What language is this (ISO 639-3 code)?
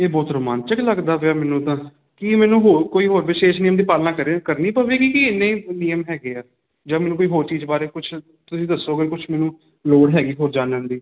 pan